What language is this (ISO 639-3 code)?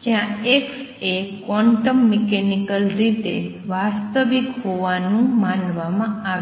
guj